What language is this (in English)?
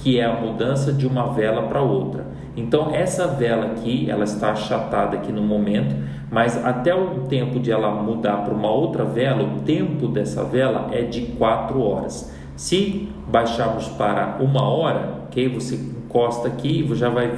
Portuguese